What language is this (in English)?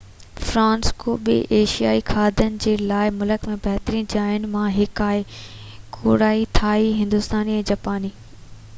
Sindhi